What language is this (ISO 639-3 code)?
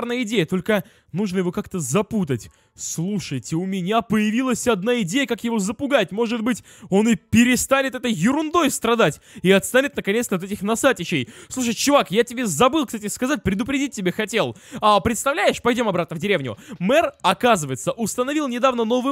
rus